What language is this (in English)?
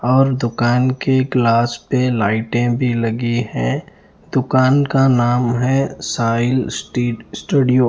Hindi